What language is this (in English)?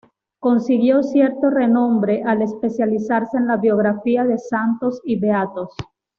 Spanish